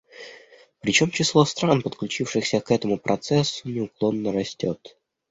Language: Russian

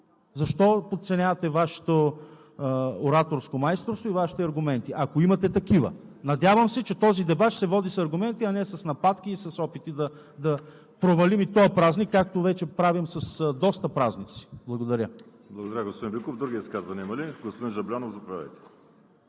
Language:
Bulgarian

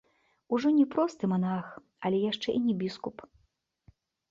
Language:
Belarusian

